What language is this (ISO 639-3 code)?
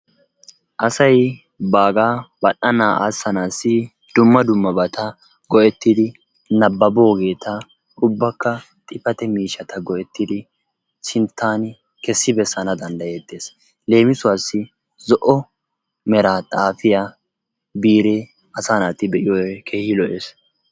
wal